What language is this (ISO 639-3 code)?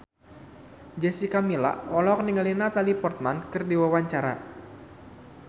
sun